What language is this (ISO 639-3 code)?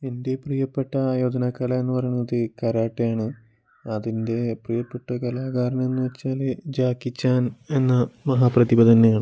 mal